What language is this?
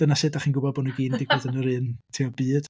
Welsh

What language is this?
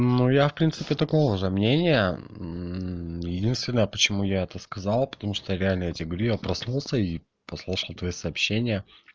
Russian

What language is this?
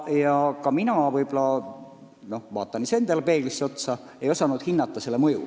Estonian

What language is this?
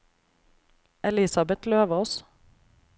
Norwegian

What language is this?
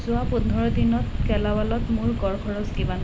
Assamese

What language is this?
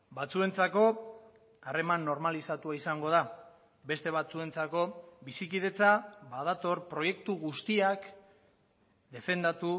Basque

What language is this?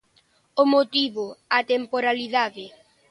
Galician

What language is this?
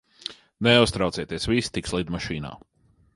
Latvian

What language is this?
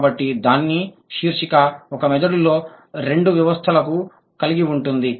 Telugu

